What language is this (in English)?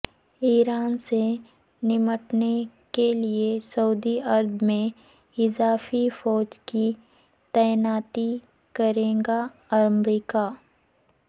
Urdu